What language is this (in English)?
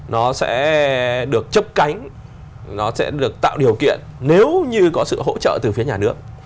Vietnamese